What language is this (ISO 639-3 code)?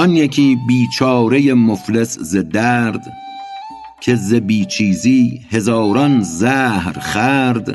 fas